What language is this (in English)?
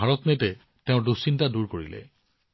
Assamese